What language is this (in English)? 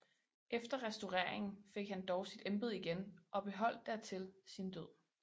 Danish